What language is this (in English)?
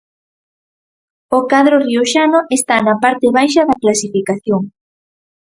Galician